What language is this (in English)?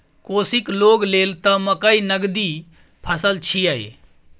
Maithili